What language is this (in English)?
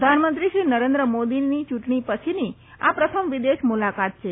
Gujarati